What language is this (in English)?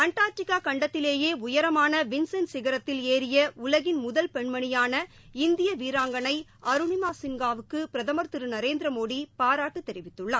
Tamil